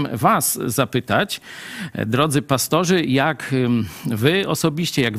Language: Polish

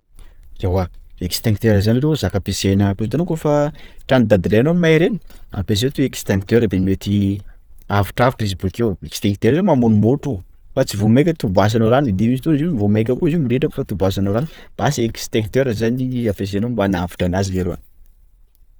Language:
Sakalava Malagasy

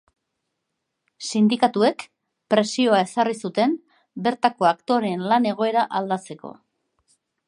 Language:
Basque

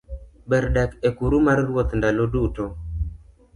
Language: Luo (Kenya and Tanzania)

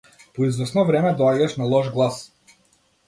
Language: Macedonian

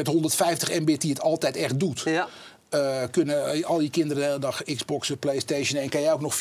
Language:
Dutch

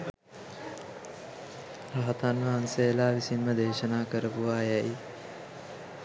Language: Sinhala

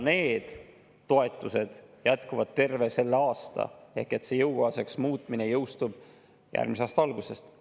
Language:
Estonian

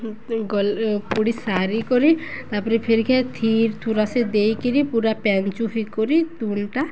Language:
Odia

